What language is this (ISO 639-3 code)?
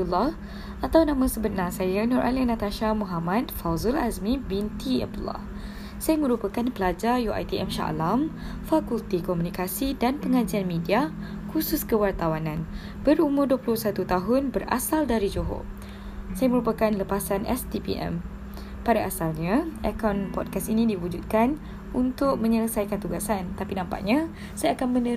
msa